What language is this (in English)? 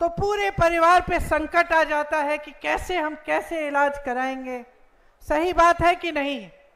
Hindi